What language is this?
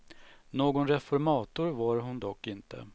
Swedish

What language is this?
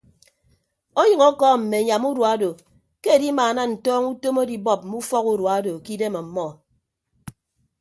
Ibibio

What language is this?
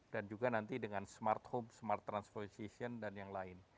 Indonesian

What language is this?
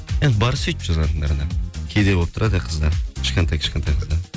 Kazakh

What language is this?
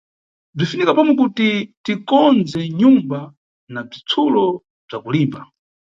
Nyungwe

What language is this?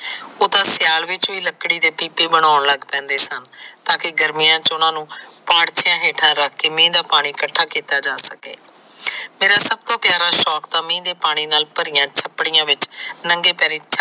Punjabi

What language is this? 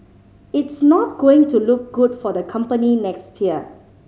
English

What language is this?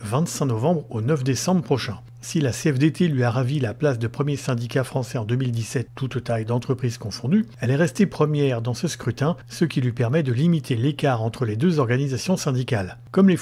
French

